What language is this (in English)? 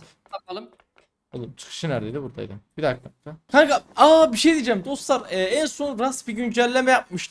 Turkish